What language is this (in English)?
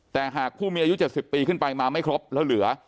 Thai